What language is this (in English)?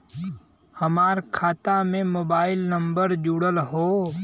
Bhojpuri